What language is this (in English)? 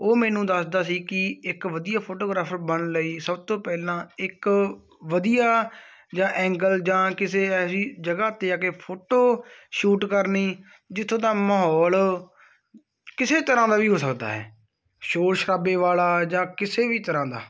Punjabi